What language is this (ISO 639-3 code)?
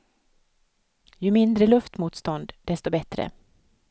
swe